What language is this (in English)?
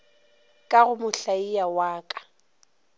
Northern Sotho